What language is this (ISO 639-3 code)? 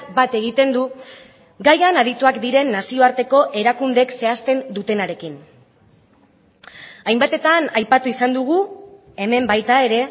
eus